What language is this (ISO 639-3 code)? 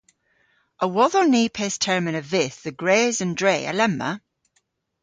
cor